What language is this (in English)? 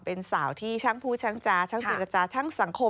Thai